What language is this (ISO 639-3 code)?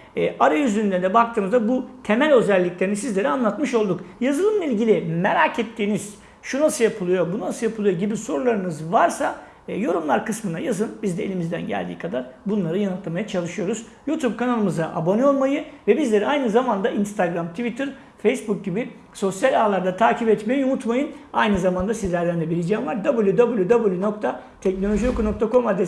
tur